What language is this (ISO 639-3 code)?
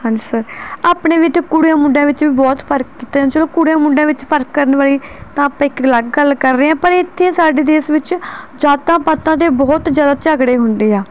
pan